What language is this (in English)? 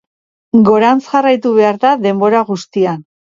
Basque